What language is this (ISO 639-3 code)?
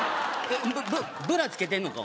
jpn